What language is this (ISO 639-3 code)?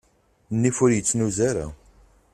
kab